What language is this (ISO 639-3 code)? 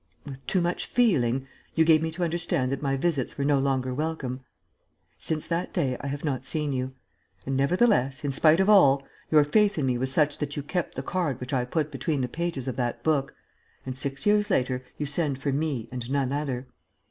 eng